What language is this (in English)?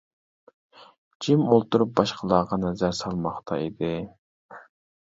Uyghur